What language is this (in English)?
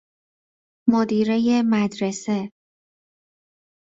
Persian